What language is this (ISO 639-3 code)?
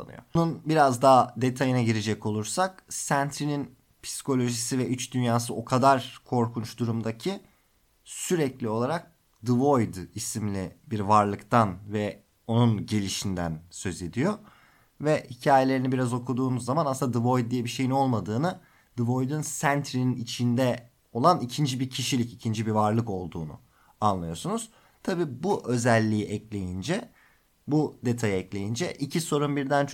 tur